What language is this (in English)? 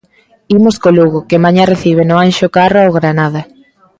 Galician